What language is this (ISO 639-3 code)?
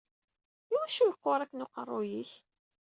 kab